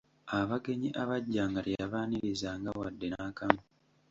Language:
Ganda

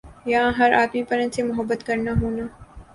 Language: Urdu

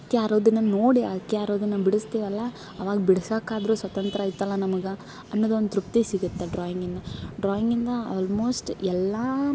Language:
Kannada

